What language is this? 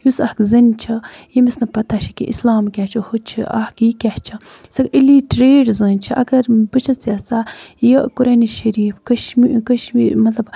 Kashmiri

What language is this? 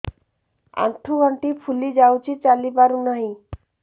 Odia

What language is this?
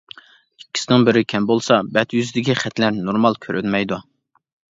Uyghur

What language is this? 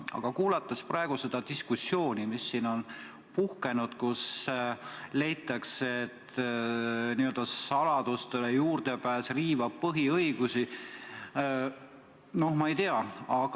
Estonian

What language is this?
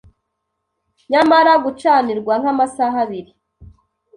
Kinyarwanda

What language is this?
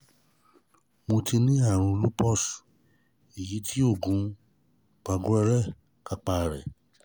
Yoruba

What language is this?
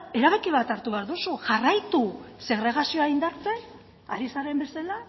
Basque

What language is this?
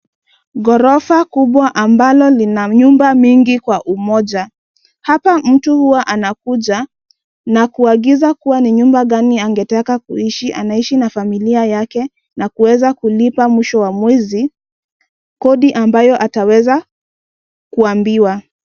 Swahili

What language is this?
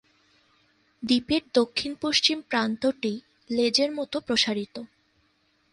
Bangla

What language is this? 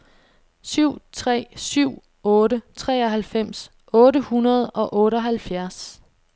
Danish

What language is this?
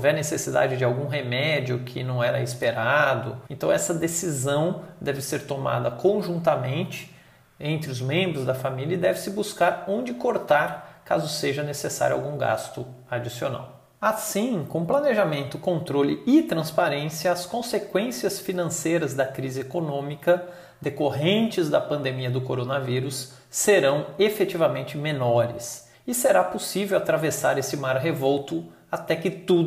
Portuguese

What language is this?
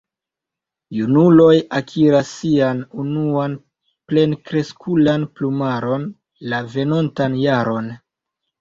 Esperanto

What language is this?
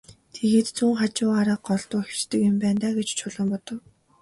Mongolian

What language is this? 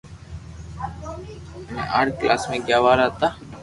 Loarki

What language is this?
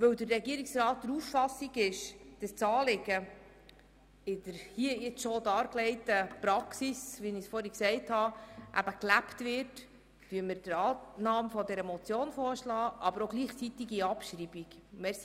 Swiss German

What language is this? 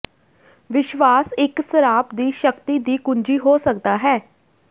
Punjabi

